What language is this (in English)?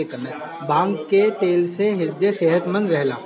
Bhojpuri